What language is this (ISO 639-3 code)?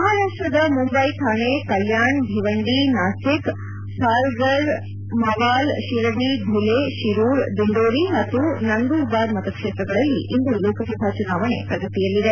kan